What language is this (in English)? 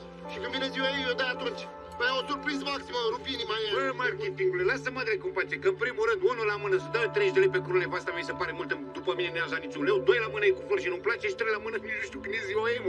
Romanian